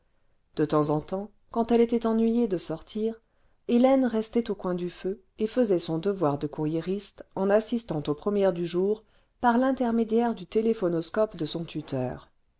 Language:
French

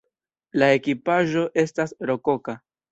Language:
Esperanto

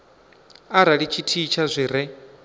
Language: Venda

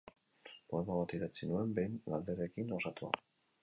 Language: Basque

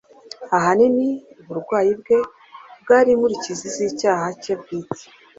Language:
Kinyarwanda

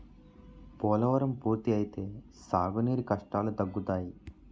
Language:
Telugu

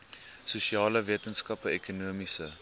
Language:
Afrikaans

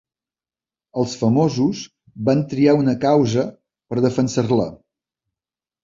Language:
Catalan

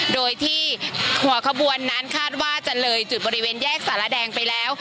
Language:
Thai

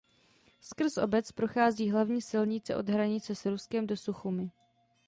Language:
Czech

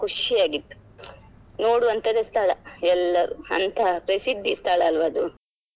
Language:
Kannada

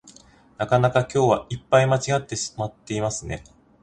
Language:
Japanese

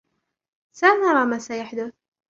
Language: Arabic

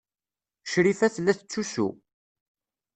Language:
Kabyle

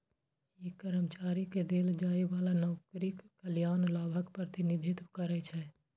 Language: Maithili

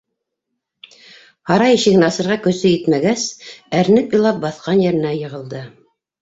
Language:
Bashkir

